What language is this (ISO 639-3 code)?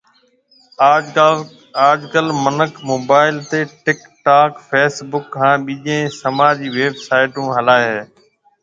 mve